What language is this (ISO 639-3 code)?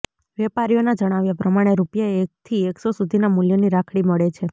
guj